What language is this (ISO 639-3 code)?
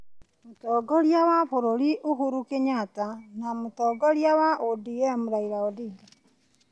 kik